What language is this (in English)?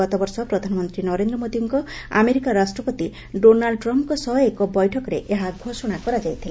Odia